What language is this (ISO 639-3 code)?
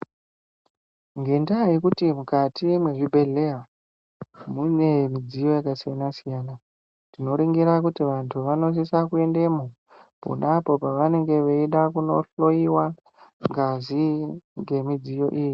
ndc